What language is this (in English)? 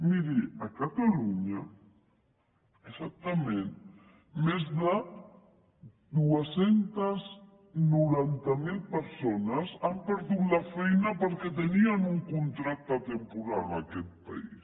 Catalan